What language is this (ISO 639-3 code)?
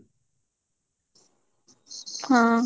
ori